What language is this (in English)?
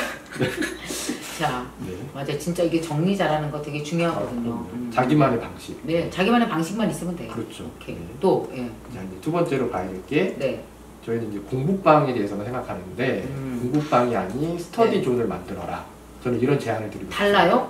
Korean